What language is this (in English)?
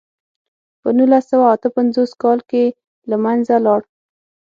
Pashto